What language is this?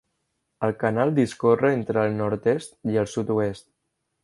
Catalan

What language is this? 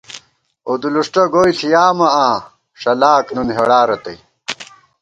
Gawar-Bati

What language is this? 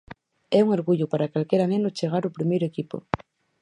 Galician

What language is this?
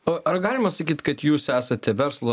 Lithuanian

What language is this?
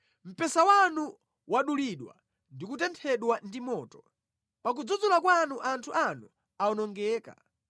Nyanja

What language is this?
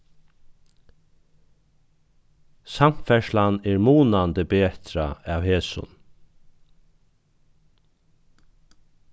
Faroese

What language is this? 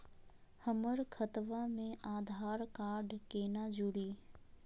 Magahi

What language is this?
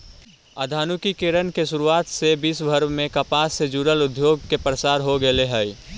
Magahi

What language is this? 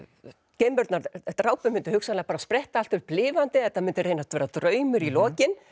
Icelandic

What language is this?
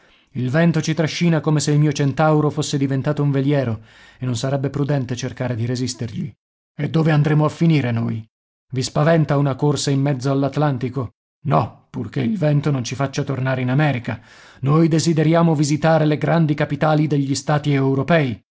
Italian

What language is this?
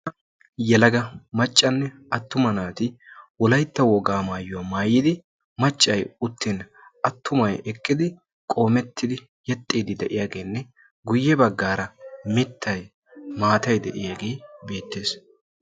Wolaytta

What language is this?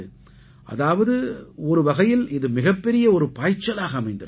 Tamil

